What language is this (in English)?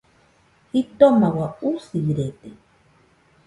Nüpode Huitoto